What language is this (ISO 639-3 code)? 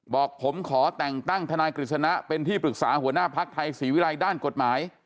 tha